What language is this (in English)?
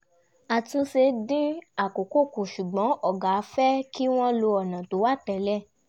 Yoruba